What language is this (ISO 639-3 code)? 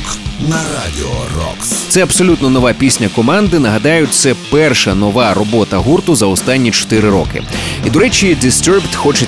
ukr